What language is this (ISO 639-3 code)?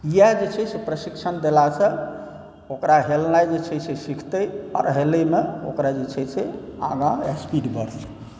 mai